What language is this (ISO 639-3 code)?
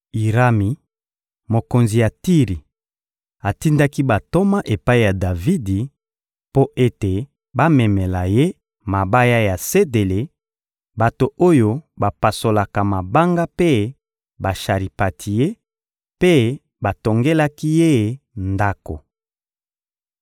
lin